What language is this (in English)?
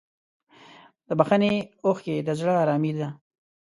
Pashto